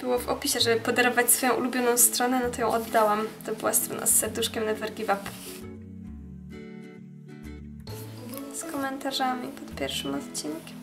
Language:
Polish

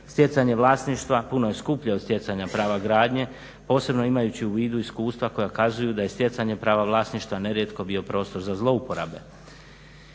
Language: Croatian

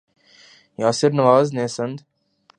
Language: Urdu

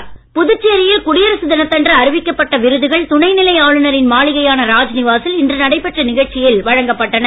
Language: Tamil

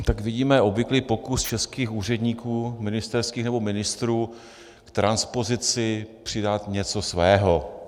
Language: Czech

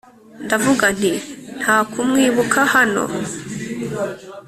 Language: Kinyarwanda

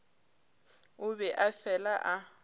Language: Northern Sotho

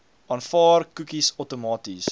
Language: Afrikaans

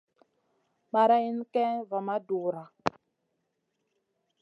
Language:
Masana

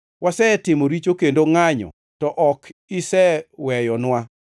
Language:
Luo (Kenya and Tanzania)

